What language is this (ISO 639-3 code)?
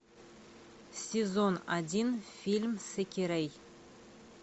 rus